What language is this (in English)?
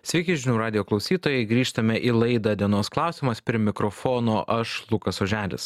Lithuanian